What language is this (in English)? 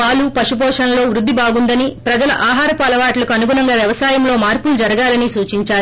Telugu